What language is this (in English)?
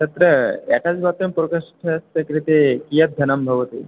Sanskrit